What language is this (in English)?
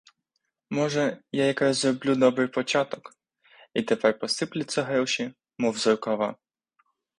Ukrainian